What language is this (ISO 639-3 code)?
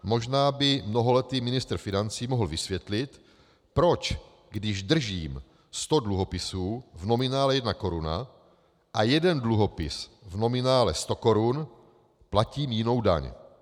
ces